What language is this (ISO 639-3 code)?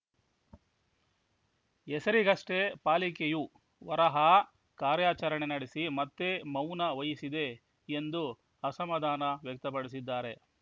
kan